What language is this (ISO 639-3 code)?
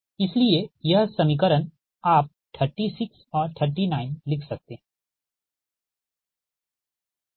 hin